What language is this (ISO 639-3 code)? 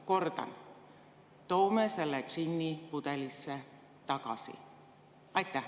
est